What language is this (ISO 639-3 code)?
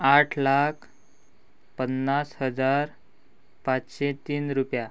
kok